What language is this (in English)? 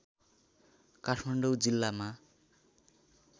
Nepali